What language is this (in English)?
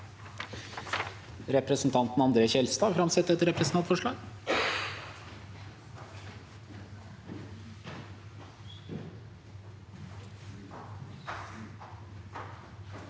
Norwegian